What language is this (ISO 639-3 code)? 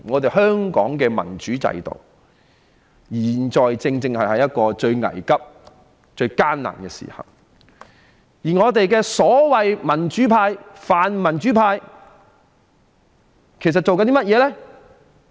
yue